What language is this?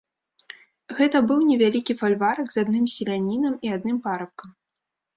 Belarusian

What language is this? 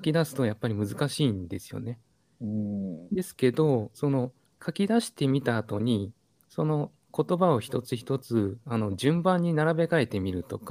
Japanese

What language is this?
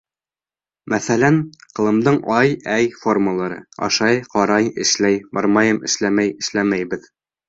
Bashkir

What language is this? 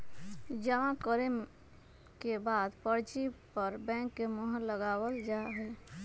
Magahi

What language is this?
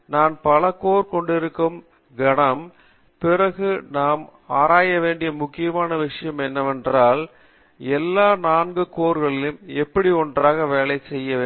Tamil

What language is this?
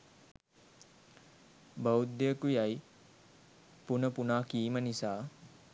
Sinhala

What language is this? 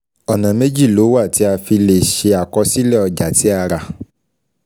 Yoruba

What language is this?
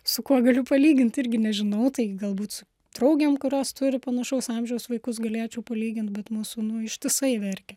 Lithuanian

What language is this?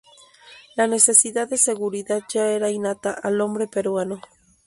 Spanish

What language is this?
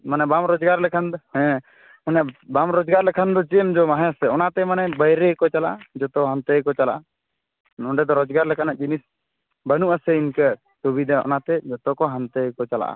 Santali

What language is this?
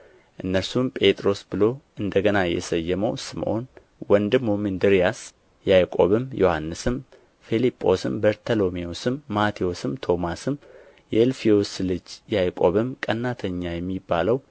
Amharic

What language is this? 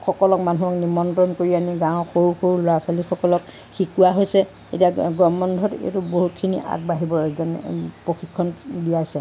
Assamese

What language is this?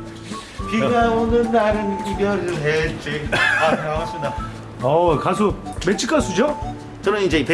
Korean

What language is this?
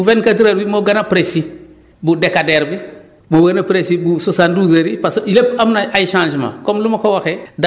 Wolof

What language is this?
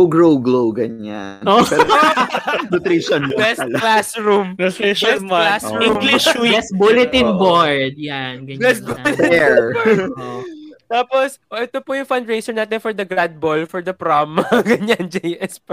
Filipino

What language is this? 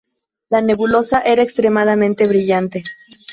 Spanish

